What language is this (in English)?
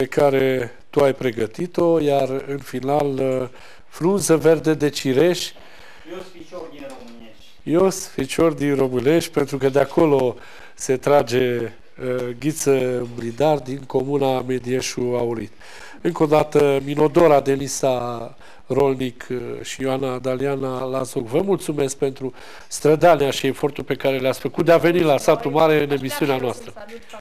Romanian